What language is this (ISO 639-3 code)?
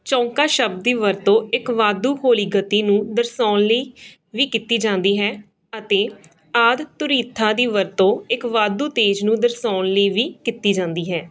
pan